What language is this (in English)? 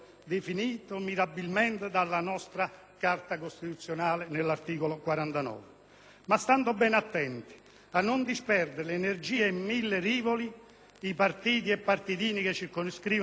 Italian